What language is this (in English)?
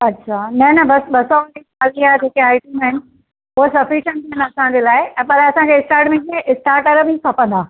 Sindhi